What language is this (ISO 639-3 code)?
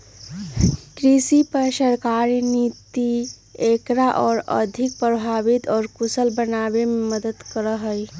mag